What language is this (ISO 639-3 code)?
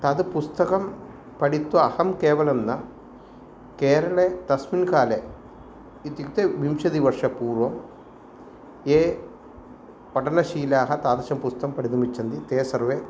san